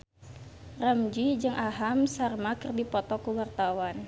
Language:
Sundanese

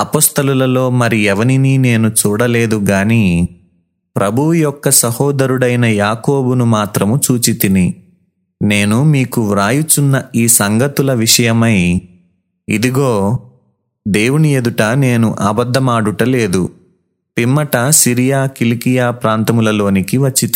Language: Telugu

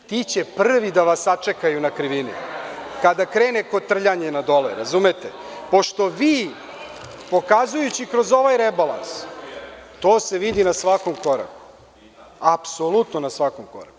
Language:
Serbian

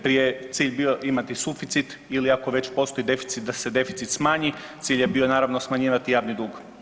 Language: Croatian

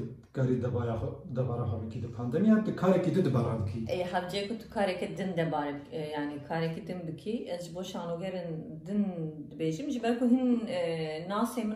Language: Turkish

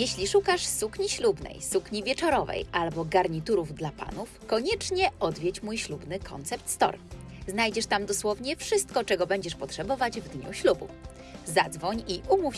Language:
Polish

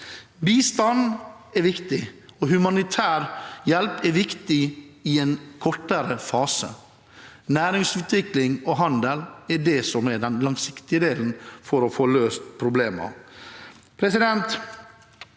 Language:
Norwegian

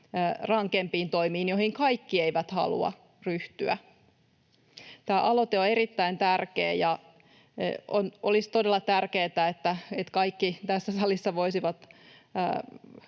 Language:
Finnish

